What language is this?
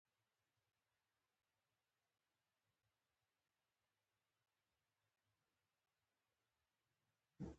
Pashto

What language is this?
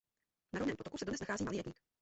Czech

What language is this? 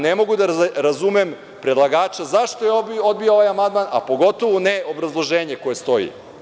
Serbian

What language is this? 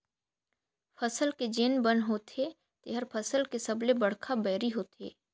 Chhattisgarhi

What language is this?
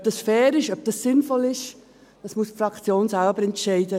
Swiss German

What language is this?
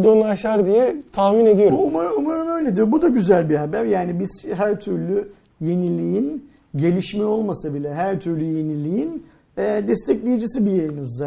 Turkish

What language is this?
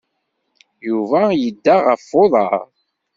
Kabyle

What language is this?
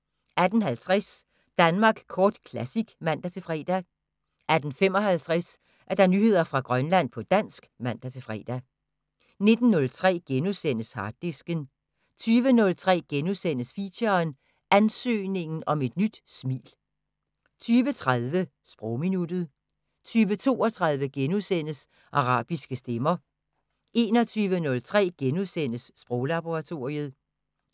Danish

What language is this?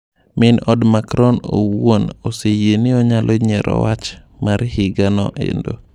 Luo (Kenya and Tanzania)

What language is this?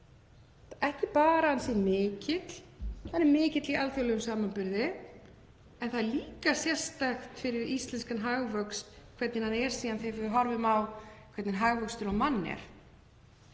Icelandic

